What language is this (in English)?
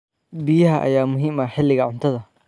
Somali